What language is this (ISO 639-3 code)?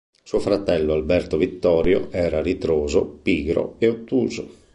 ita